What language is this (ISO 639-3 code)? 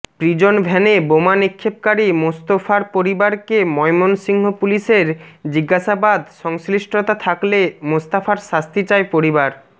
ben